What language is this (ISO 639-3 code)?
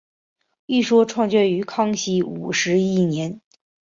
zho